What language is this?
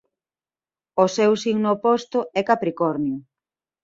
Galician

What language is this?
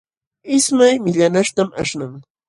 Jauja Wanca Quechua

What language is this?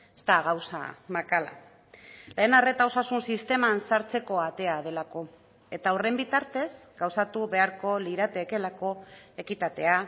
Basque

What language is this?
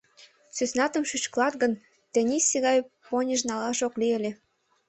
Mari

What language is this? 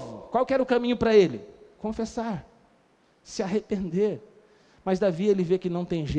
Portuguese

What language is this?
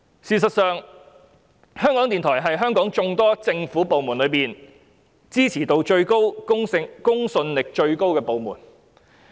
Cantonese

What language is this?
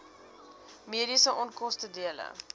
Afrikaans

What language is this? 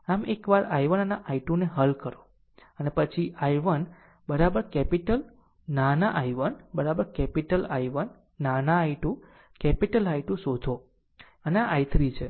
Gujarati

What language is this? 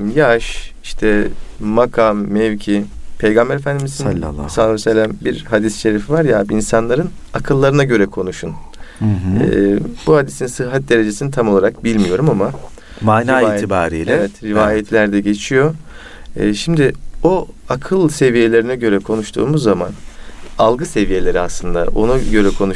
Turkish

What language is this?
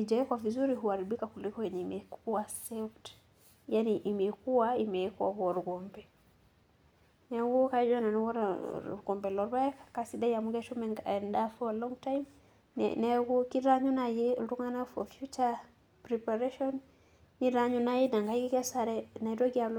Masai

